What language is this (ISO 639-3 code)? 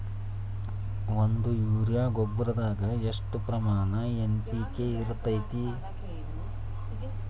kan